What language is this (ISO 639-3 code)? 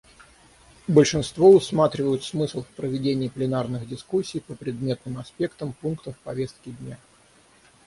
rus